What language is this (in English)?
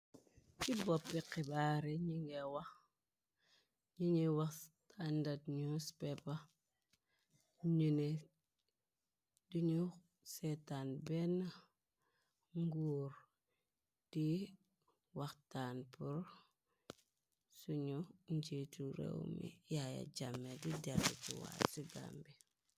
Wolof